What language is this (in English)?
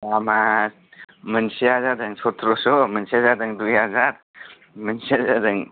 Bodo